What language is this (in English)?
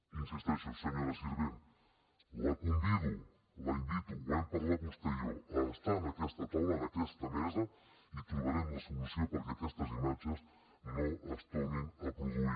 Catalan